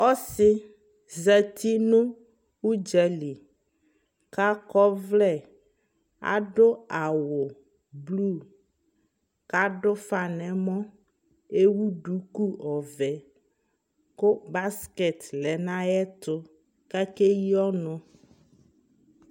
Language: Ikposo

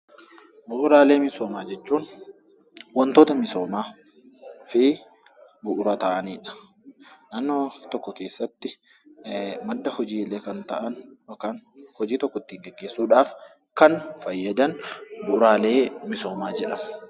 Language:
Oromo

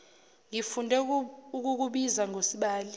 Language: Zulu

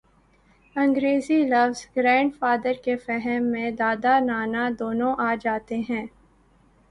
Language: Urdu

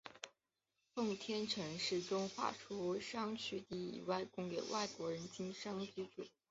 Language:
Chinese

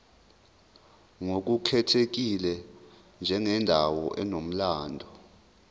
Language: Zulu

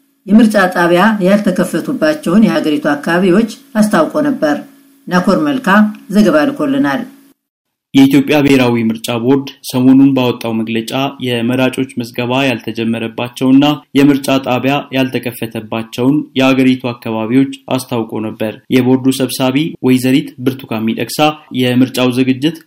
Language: Amharic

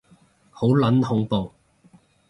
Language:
Cantonese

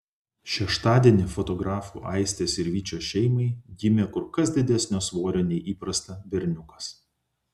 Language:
Lithuanian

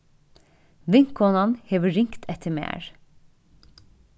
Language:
Faroese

